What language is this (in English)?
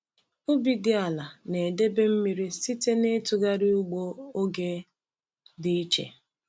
Igbo